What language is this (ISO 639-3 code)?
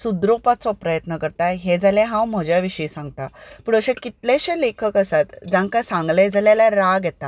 kok